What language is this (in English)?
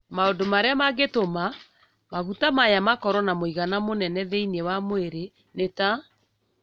Kikuyu